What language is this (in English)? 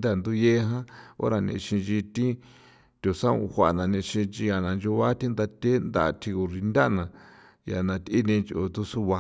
San Felipe Otlaltepec Popoloca